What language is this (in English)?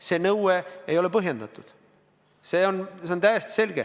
Estonian